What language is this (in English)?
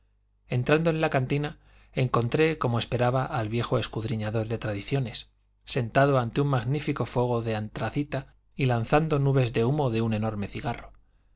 Spanish